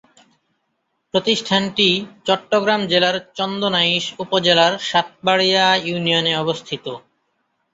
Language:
Bangla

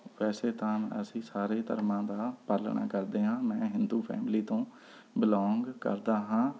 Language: Punjabi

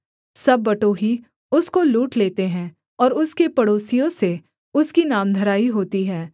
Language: Hindi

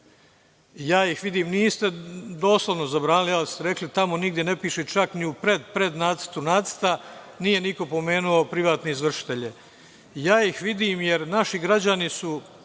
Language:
Serbian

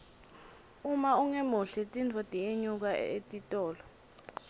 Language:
Swati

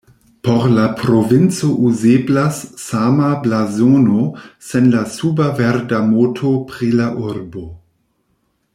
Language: Esperanto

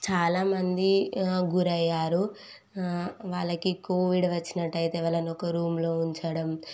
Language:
Telugu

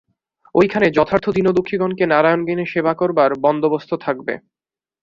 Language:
Bangla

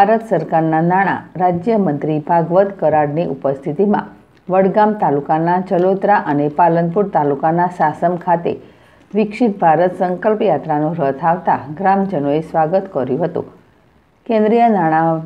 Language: Gujarati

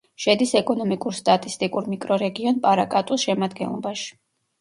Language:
Georgian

